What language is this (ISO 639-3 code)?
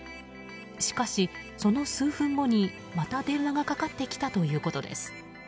jpn